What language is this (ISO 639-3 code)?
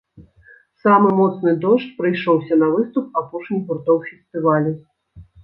bel